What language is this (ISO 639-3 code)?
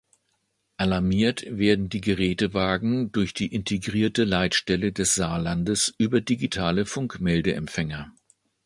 deu